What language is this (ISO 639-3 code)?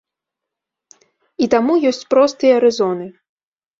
bel